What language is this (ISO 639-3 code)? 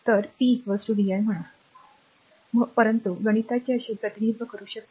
mar